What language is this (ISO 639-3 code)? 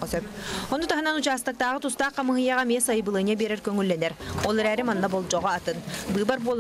rus